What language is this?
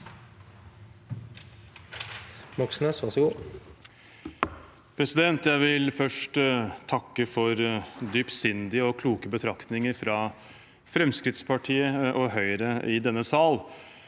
Norwegian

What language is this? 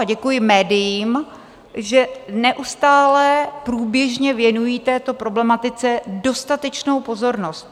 Czech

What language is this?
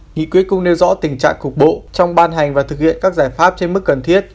Vietnamese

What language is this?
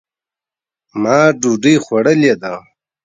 Pashto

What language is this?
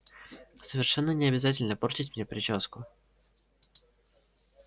Russian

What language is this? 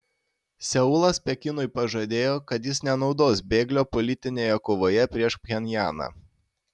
Lithuanian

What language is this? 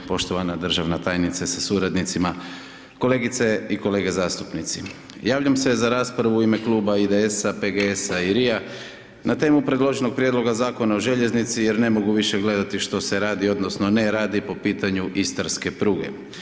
Croatian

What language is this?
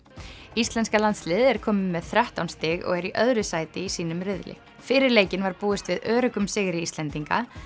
Icelandic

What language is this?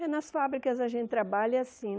Portuguese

